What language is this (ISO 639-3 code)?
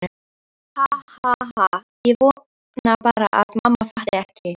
isl